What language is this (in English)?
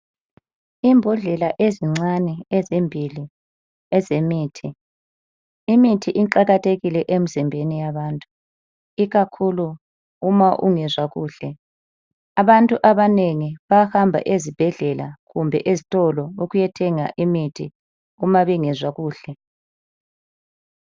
North Ndebele